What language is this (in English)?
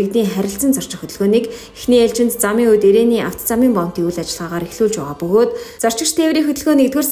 Romanian